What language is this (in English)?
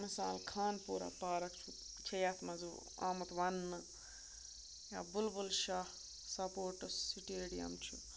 Kashmiri